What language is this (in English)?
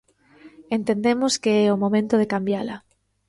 Galician